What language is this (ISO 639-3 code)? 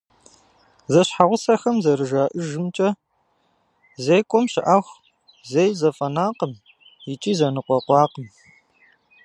kbd